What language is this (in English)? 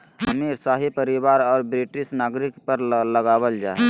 Magahi